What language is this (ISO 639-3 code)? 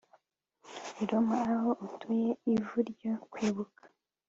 kin